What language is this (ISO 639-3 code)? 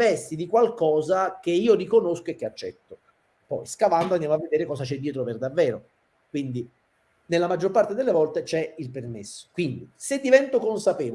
ita